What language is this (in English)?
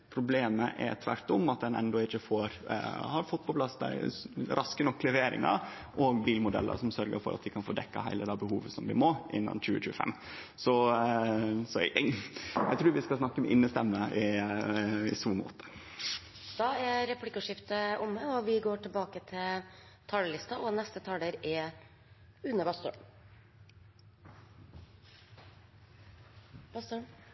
Norwegian